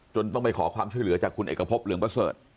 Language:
Thai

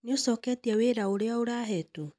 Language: Kikuyu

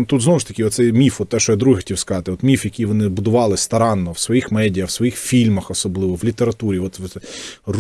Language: Ukrainian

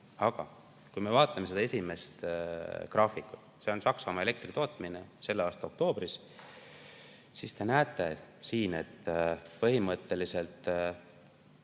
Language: Estonian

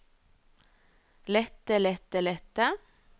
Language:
Norwegian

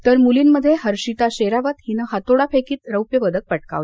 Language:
Marathi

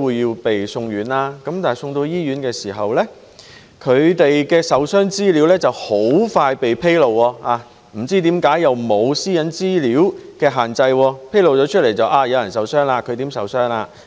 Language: Cantonese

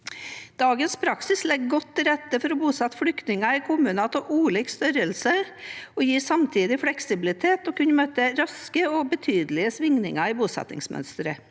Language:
Norwegian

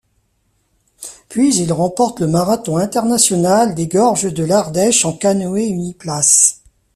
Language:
French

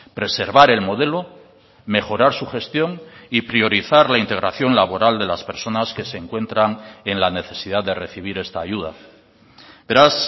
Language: Spanish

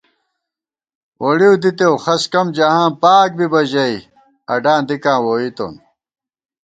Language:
Gawar-Bati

